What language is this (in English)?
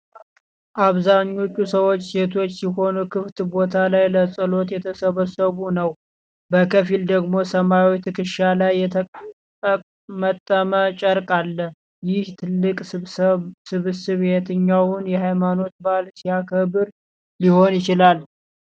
Amharic